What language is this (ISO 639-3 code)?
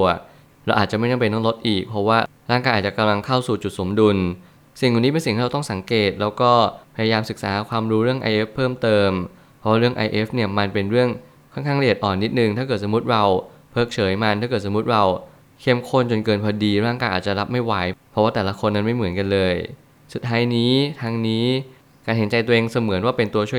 tha